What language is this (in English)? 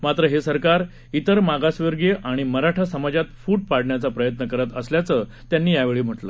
Marathi